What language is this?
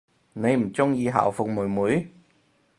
Cantonese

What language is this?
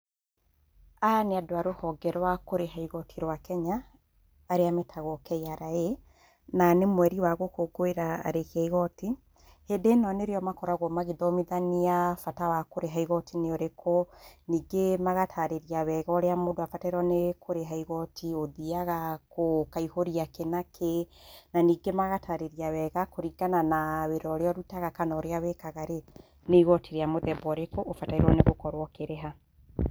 Kikuyu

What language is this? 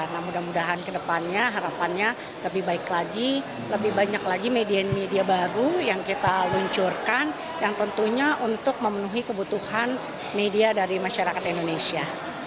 Indonesian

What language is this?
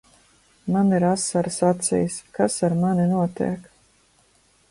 Latvian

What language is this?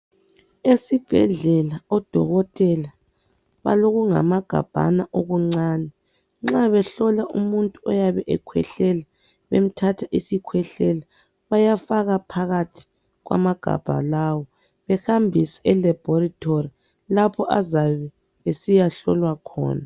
North Ndebele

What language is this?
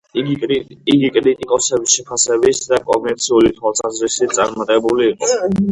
Georgian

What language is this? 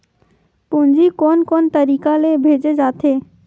Chhattisgarhi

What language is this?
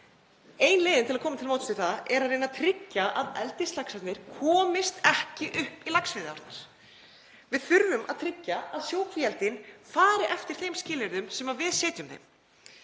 Icelandic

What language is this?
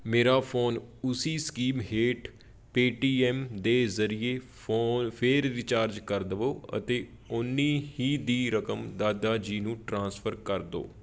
Punjabi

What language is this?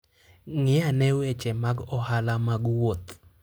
Luo (Kenya and Tanzania)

